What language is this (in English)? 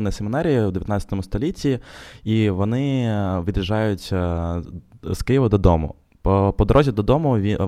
Ukrainian